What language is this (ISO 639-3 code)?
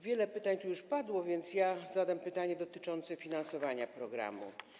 pol